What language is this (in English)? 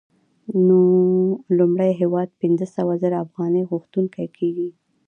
Pashto